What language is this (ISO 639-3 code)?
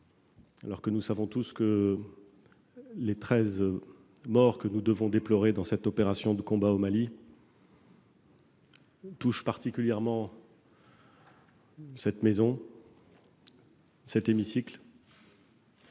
fra